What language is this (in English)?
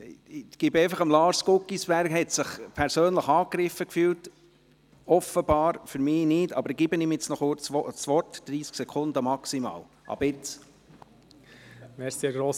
Swiss German